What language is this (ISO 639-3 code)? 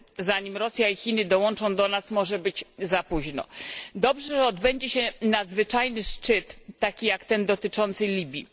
pol